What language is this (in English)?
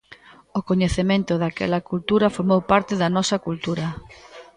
Galician